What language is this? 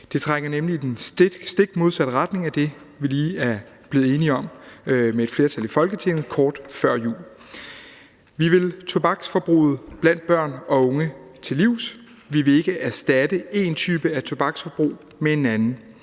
Danish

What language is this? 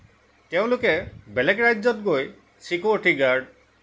Assamese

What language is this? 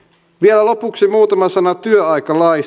Finnish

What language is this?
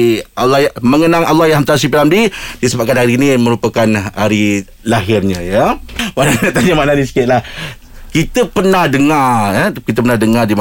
Malay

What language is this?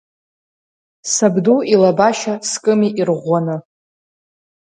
Abkhazian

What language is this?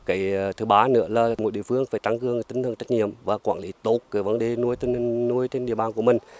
Vietnamese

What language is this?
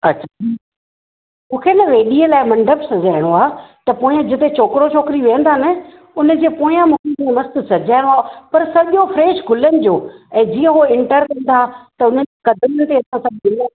Sindhi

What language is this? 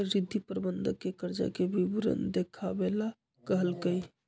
Magahi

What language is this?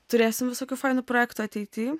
Lithuanian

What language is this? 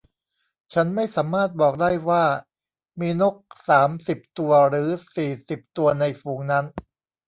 Thai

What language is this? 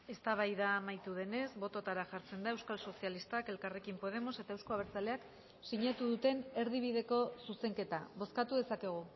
Basque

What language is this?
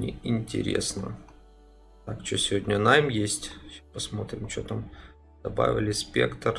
Russian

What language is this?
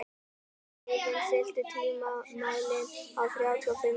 Icelandic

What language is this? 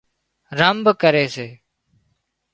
Wadiyara Koli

